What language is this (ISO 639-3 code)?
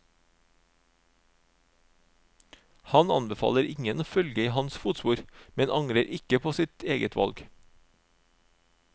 nor